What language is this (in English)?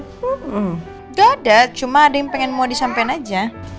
Indonesian